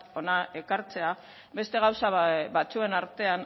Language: Basque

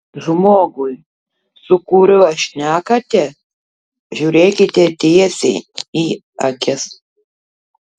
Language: Lithuanian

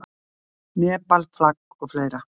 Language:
Icelandic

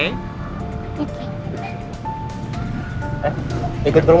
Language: Indonesian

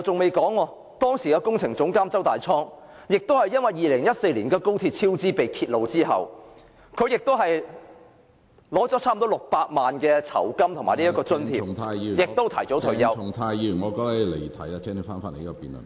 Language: Cantonese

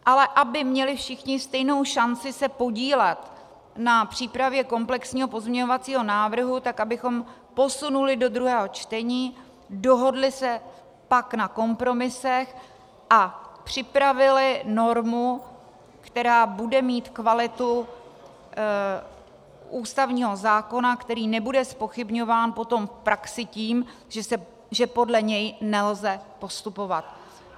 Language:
Czech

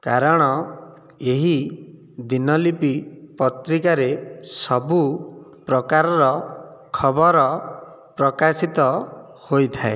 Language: Odia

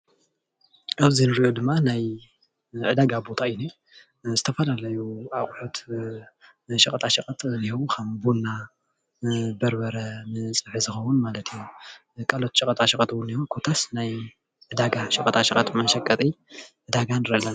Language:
Tigrinya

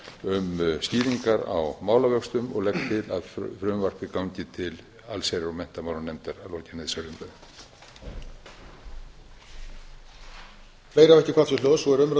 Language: Icelandic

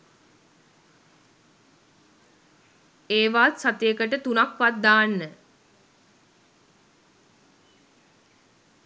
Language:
Sinhala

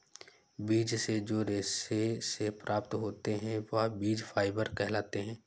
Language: Hindi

